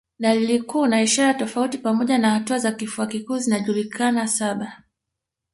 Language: Swahili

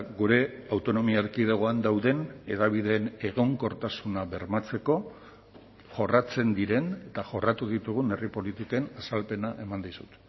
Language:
Basque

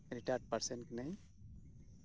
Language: Santali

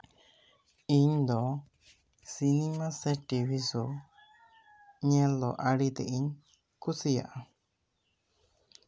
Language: Santali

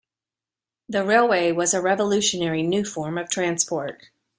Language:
English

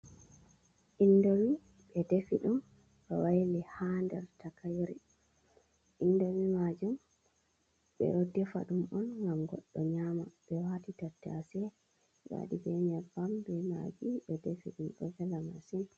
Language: Fula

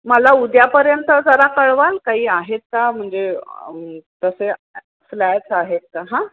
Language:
Marathi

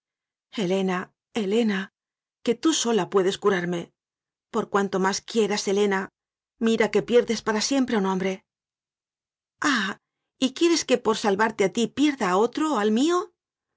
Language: Spanish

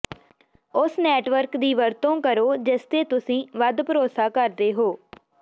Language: Punjabi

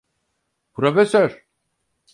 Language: Turkish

